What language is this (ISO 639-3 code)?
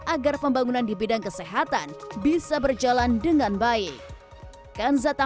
ind